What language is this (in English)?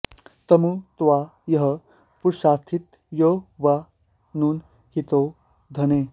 Sanskrit